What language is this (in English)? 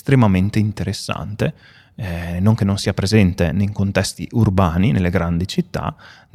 Italian